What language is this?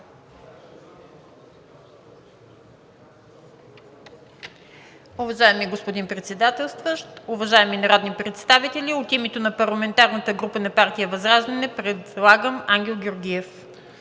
Bulgarian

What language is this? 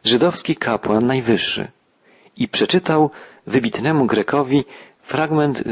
Polish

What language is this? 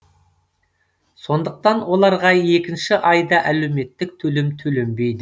Kazakh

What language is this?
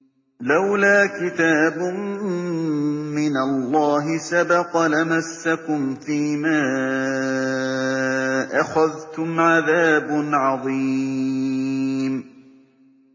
Arabic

